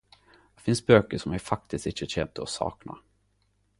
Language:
Norwegian Nynorsk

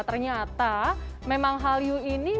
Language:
Indonesian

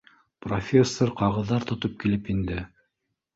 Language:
Bashkir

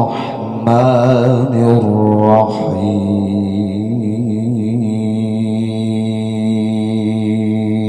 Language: Arabic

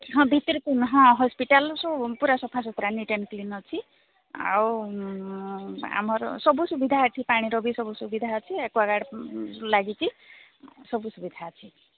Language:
Odia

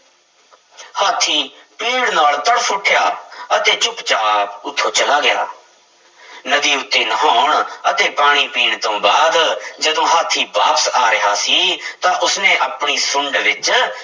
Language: Punjabi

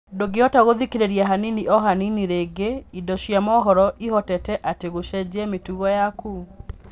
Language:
Kikuyu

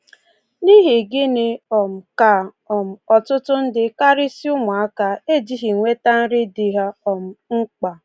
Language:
Igbo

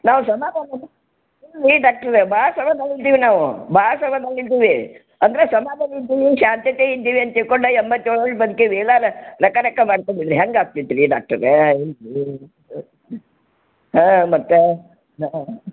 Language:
Kannada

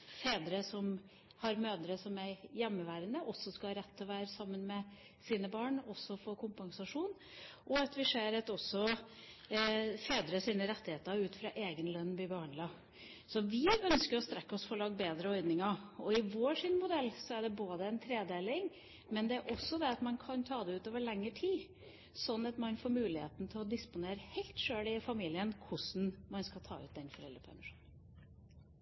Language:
Norwegian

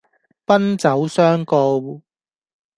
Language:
Cantonese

